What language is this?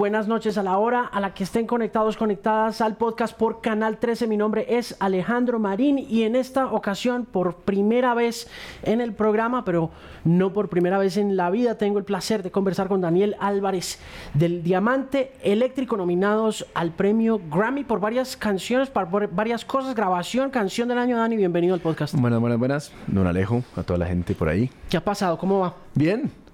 Spanish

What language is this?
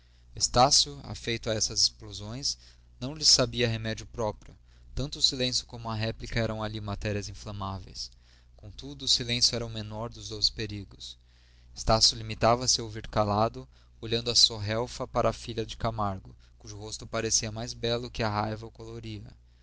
Portuguese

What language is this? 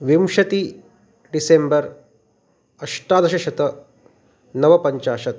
Sanskrit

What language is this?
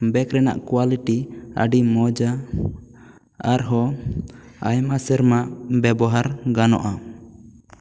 Santali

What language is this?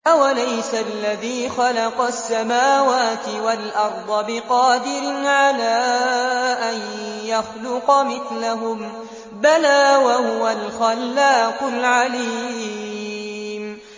Arabic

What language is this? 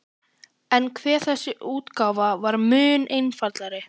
Icelandic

